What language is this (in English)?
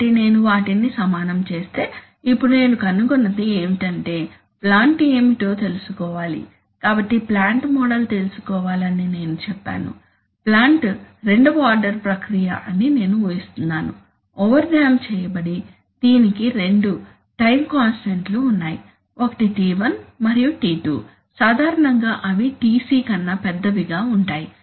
Telugu